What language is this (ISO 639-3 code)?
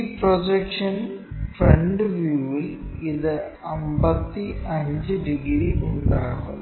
mal